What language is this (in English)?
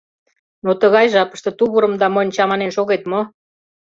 Mari